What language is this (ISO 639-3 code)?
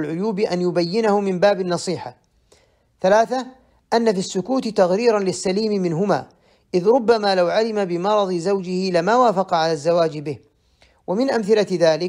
ara